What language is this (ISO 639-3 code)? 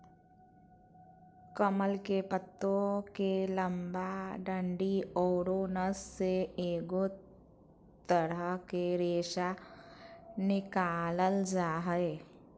mag